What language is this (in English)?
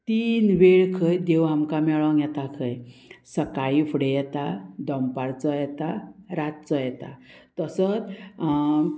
Konkani